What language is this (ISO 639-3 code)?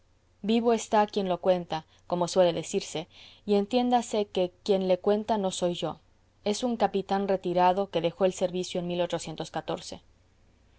spa